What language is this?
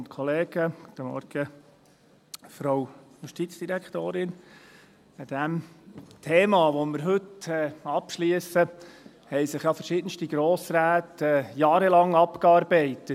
Swiss German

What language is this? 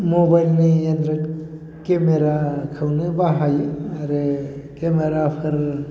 Bodo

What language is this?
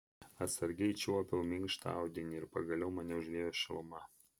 Lithuanian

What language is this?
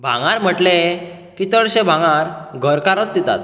Konkani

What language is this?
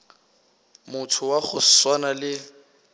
Northern Sotho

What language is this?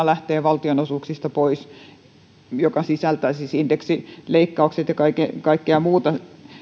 Finnish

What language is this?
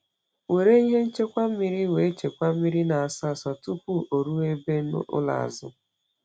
Igbo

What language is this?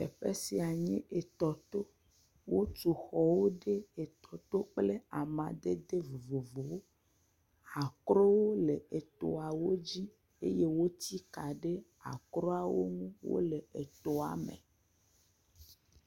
Ewe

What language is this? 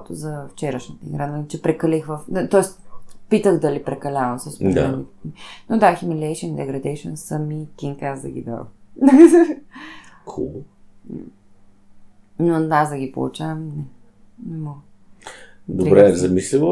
Bulgarian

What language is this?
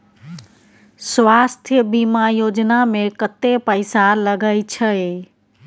Maithili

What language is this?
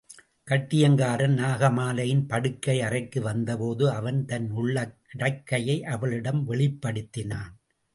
Tamil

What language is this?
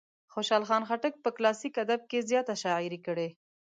Pashto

